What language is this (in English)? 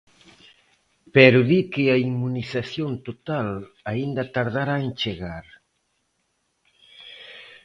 Galician